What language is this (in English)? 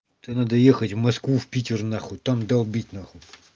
Russian